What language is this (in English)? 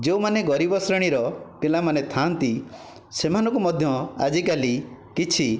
Odia